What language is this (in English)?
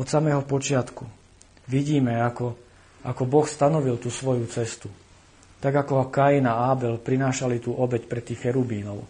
Slovak